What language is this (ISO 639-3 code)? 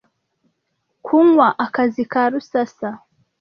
kin